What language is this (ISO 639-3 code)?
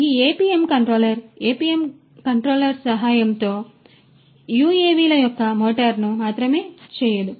tel